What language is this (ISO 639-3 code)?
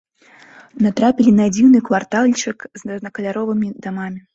bel